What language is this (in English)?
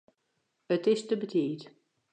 Western Frisian